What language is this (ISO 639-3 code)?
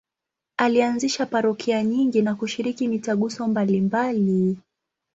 swa